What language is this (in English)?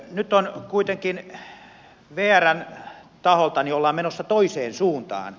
Finnish